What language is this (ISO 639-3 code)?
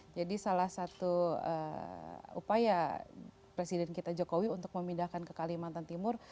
ind